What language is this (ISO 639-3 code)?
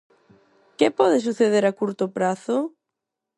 glg